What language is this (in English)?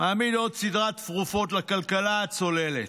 Hebrew